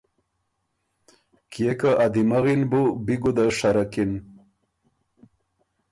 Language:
Ormuri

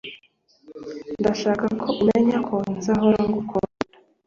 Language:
Kinyarwanda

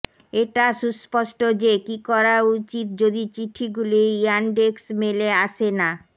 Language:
Bangla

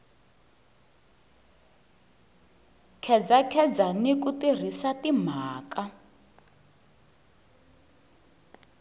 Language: Tsonga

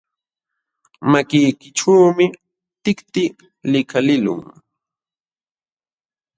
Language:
Jauja Wanca Quechua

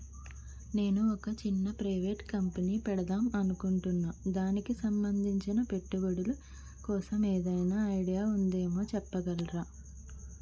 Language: Telugu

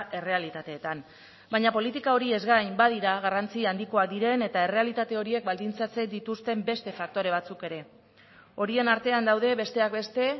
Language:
Basque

